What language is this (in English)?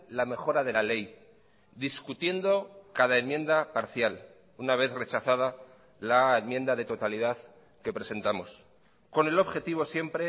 Spanish